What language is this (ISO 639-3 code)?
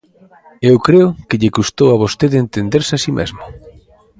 glg